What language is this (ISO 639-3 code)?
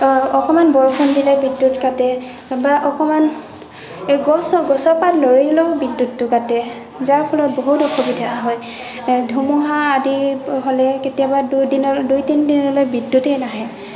asm